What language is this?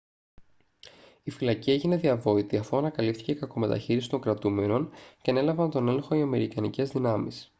Greek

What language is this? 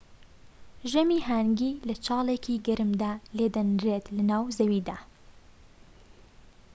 Central Kurdish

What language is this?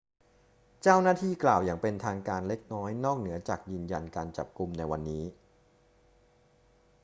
Thai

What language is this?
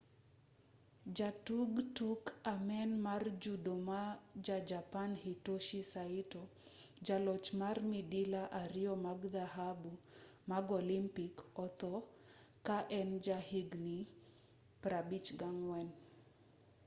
Luo (Kenya and Tanzania)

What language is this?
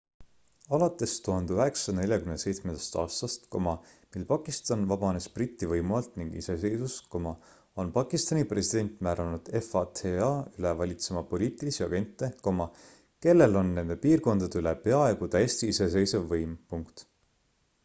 Estonian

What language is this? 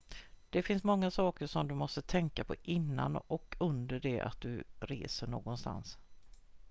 Swedish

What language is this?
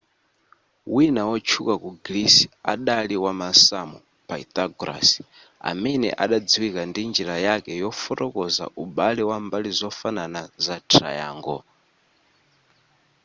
Nyanja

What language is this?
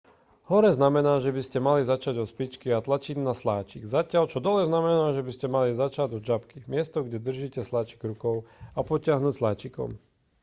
Slovak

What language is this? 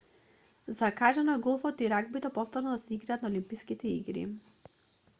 Macedonian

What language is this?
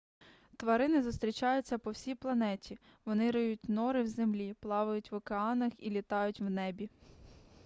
Ukrainian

